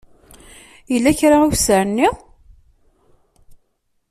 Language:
Kabyle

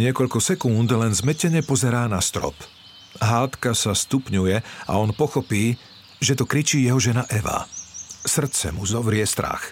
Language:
Slovak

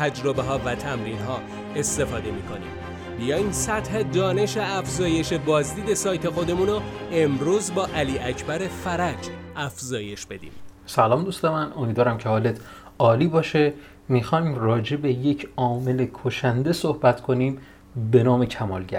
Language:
Persian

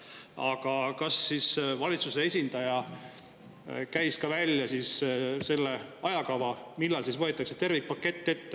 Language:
Estonian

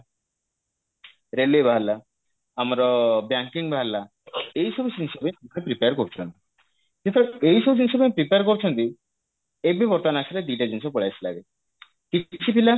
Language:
Odia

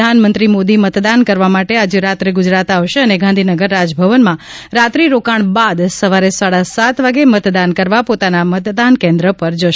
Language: Gujarati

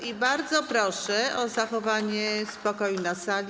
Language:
Polish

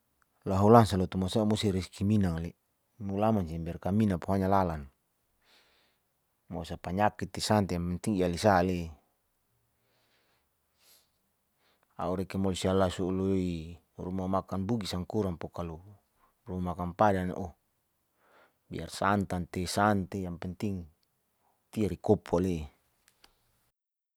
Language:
Saleman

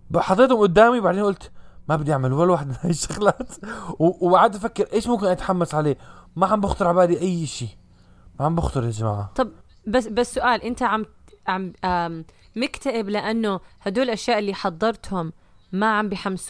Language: Arabic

